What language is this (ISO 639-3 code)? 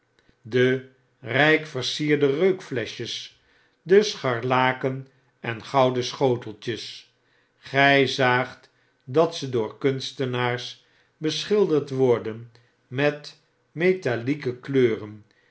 nld